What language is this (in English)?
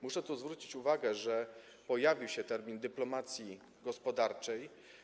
Polish